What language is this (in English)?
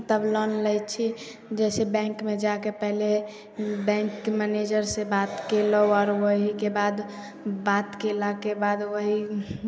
Maithili